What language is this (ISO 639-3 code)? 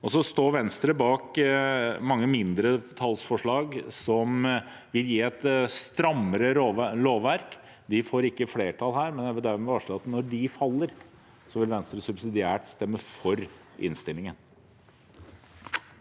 nor